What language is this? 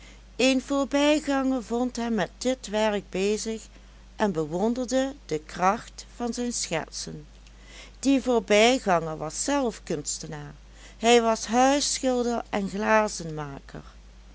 Dutch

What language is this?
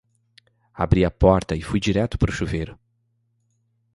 Portuguese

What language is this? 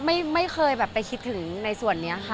Thai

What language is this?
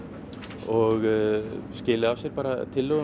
Icelandic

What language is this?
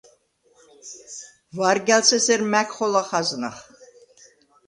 Svan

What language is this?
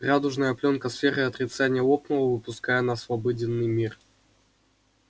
Russian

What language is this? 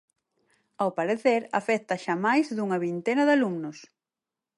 Galician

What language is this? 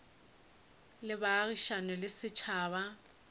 Northern Sotho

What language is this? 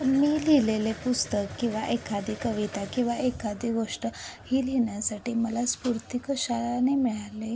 Marathi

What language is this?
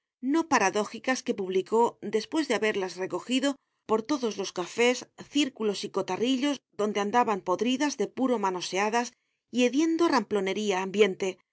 Spanish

